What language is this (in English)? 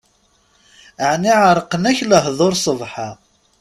Kabyle